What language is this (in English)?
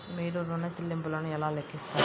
Telugu